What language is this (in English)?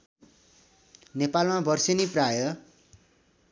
Nepali